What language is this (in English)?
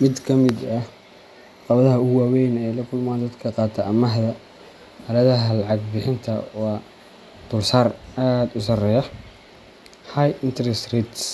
Somali